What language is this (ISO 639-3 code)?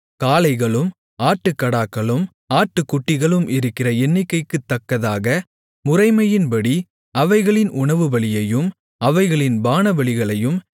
tam